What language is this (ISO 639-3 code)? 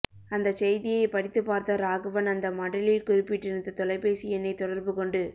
tam